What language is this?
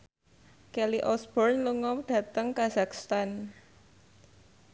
Javanese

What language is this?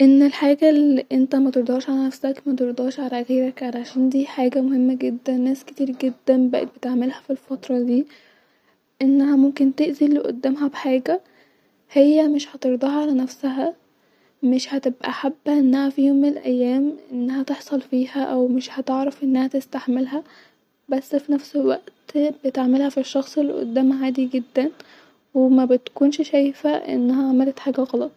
Egyptian Arabic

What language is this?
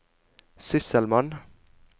Norwegian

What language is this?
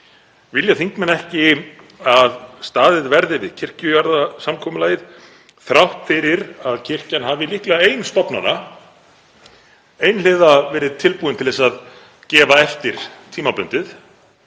Icelandic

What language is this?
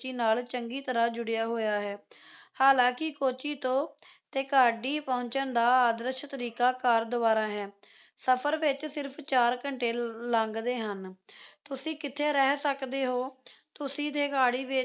Punjabi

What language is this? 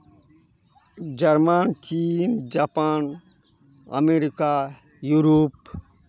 Santali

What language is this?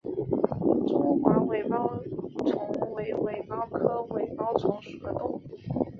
Chinese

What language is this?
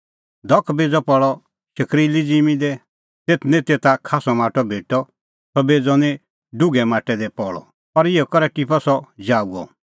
Kullu Pahari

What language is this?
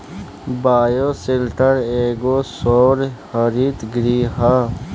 Bhojpuri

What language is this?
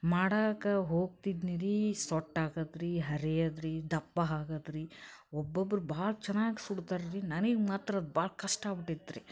Kannada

